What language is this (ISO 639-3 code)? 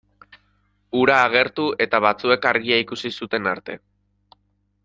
eus